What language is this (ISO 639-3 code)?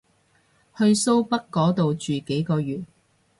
yue